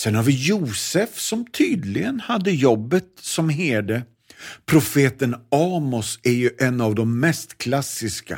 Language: Swedish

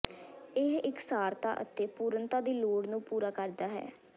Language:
Punjabi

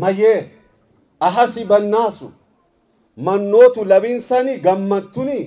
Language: Arabic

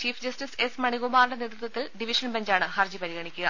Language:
Malayalam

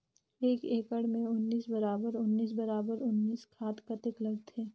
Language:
Chhattisgarhi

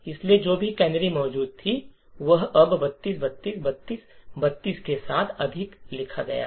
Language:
Hindi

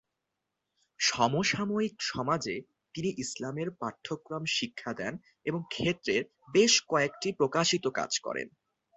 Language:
Bangla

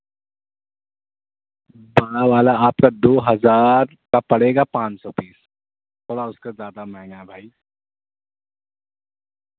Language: Urdu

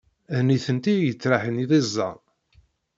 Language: Kabyle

